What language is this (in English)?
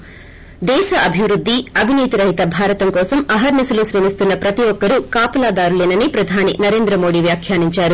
Telugu